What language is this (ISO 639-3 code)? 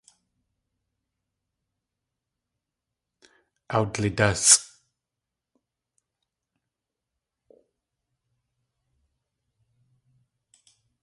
tli